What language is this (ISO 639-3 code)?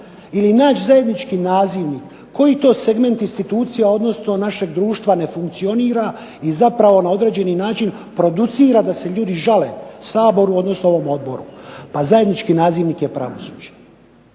hrv